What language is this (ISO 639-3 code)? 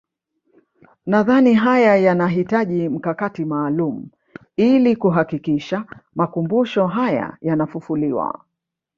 swa